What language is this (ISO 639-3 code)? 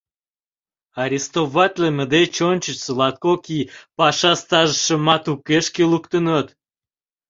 chm